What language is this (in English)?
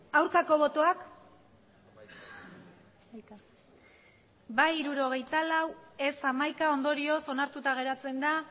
Basque